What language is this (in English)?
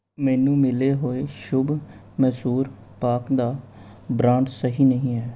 Punjabi